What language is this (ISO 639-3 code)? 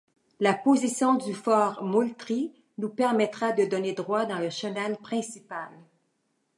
fra